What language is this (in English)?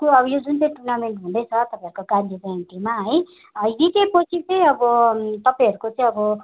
Nepali